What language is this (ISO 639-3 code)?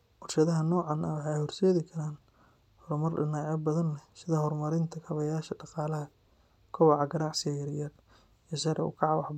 som